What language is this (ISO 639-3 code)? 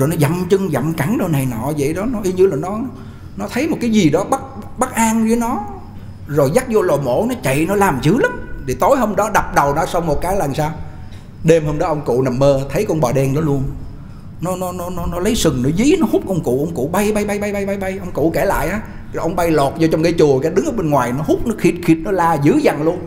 vie